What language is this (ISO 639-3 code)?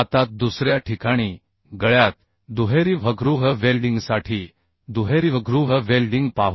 mar